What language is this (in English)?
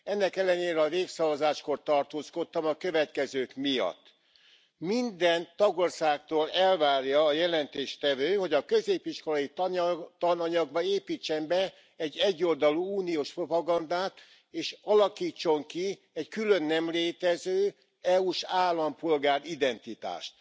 Hungarian